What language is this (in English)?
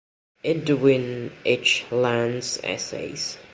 English